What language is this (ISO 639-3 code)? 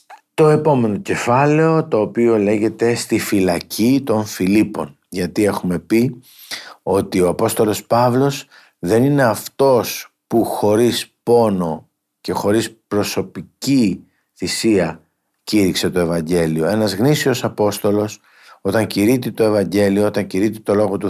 ell